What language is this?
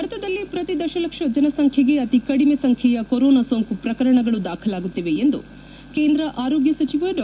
Kannada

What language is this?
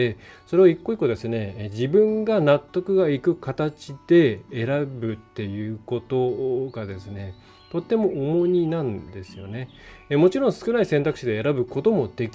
Japanese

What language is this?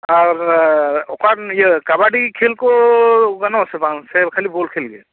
Santali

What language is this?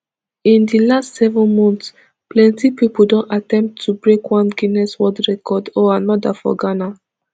Nigerian Pidgin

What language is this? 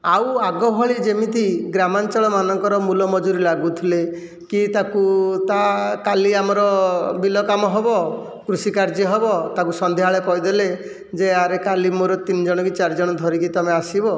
Odia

